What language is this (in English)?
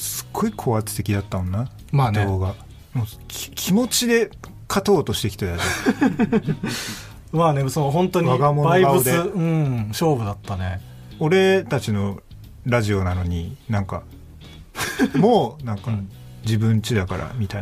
Japanese